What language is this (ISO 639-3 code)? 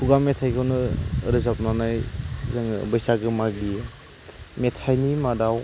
brx